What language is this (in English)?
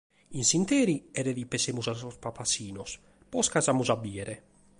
Sardinian